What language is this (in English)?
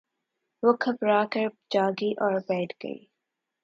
Urdu